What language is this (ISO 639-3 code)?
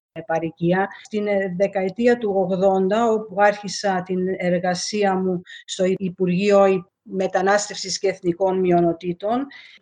ell